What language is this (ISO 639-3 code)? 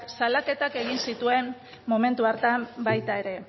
eus